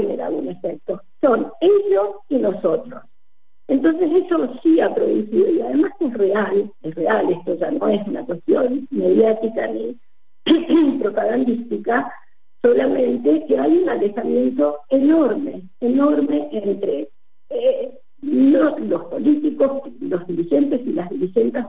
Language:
Spanish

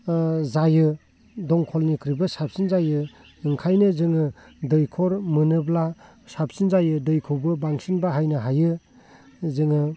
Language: Bodo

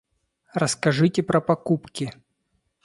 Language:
Russian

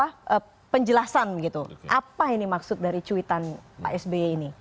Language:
Indonesian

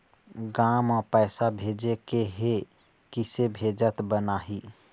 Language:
Chhattisgarhi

